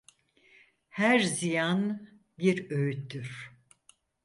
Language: Turkish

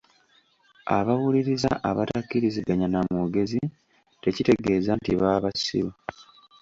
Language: Ganda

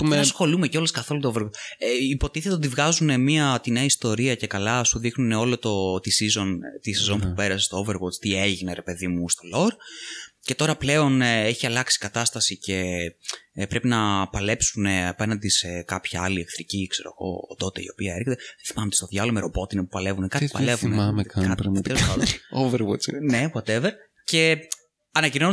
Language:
Greek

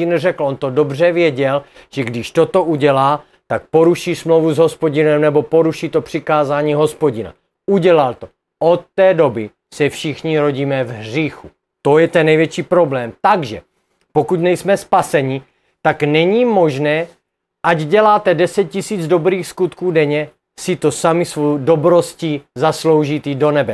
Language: Czech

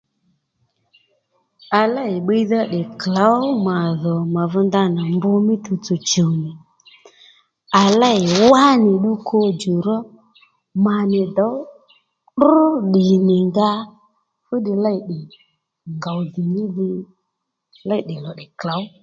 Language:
Lendu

